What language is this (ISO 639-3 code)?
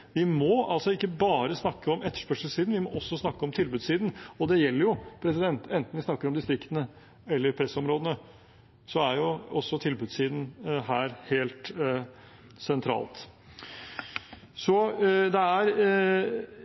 nob